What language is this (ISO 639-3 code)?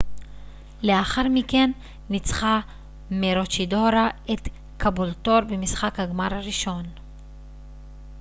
heb